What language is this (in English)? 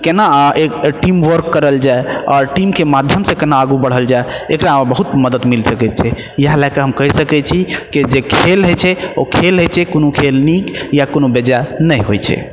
Maithili